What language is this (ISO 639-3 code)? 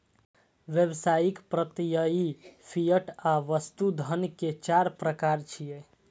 mai